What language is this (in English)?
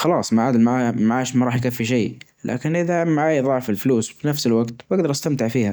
Najdi Arabic